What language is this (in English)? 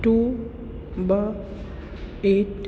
Sindhi